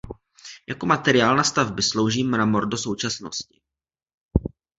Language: Czech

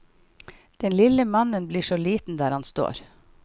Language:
Norwegian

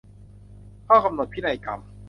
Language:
Thai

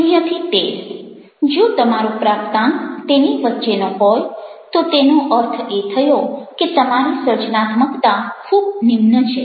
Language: Gujarati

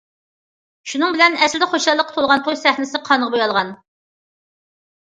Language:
Uyghur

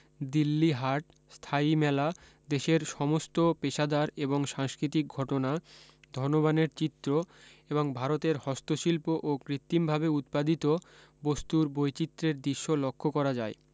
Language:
Bangla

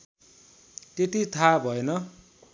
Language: Nepali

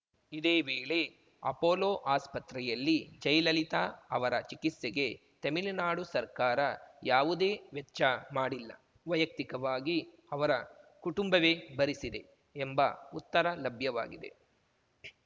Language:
Kannada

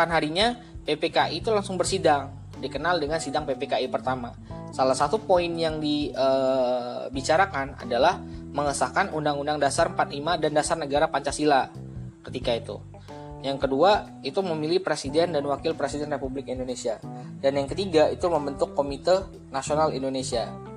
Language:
Indonesian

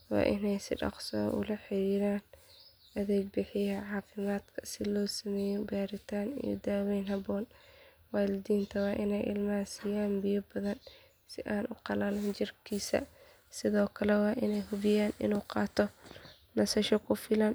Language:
Somali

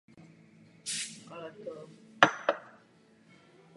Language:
Czech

